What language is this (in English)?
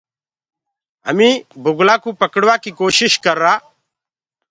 Gurgula